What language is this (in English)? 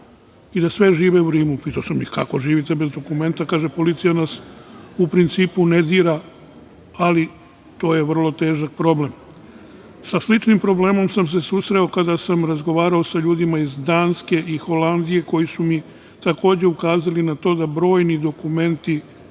Serbian